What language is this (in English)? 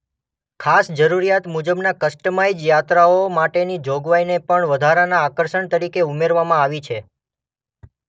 Gujarati